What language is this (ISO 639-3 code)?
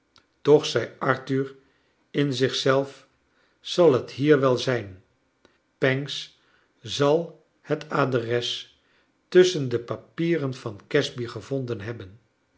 nld